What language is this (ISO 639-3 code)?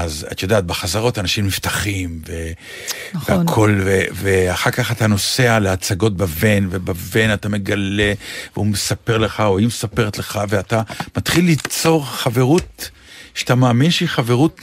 heb